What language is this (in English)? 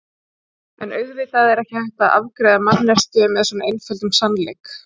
Icelandic